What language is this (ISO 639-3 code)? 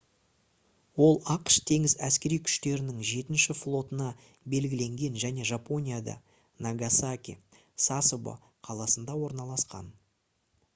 kaz